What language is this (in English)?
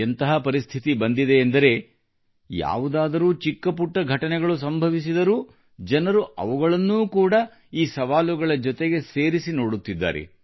Kannada